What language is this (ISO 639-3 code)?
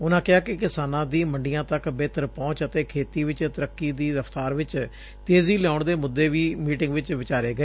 pan